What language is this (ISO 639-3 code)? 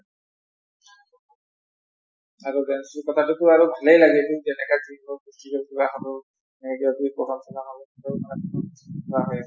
asm